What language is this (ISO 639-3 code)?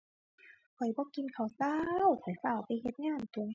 tha